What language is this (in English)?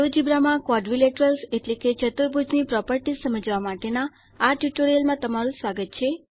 Gujarati